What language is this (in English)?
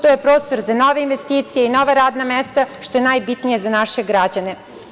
Serbian